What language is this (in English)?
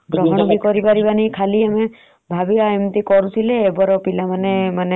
Odia